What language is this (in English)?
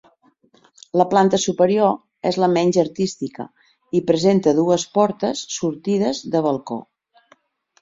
Catalan